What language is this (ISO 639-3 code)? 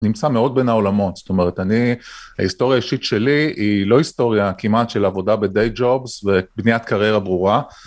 heb